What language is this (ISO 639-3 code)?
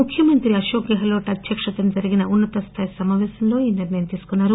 tel